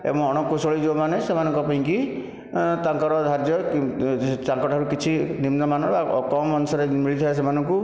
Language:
Odia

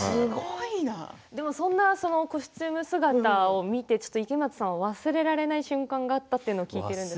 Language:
Japanese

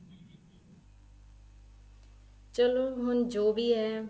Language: Punjabi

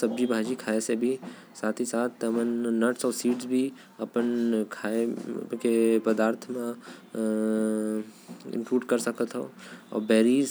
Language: Korwa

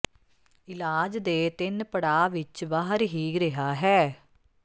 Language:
Punjabi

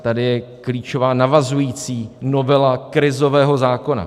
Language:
Czech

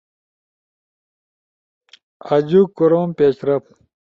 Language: Ushojo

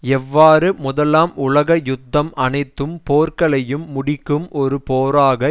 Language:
Tamil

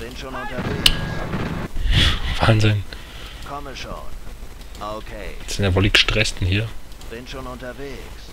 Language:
German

